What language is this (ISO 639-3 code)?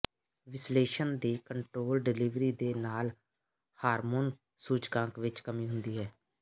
pan